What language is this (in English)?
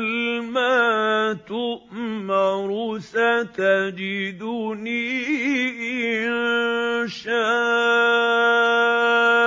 Arabic